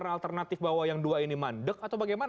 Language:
Indonesian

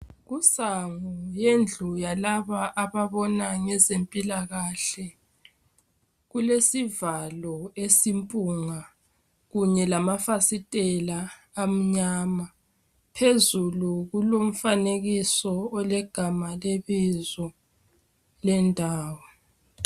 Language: North Ndebele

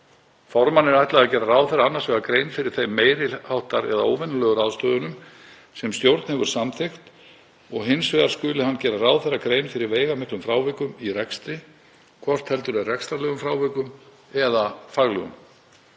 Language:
Icelandic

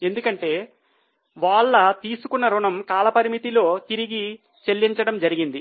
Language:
Telugu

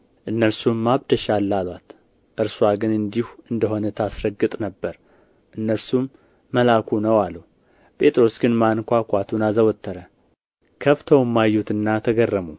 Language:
Amharic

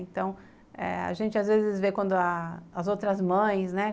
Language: Portuguese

